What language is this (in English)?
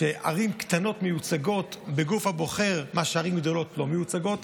Hebrew